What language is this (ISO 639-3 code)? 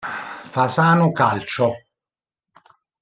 ita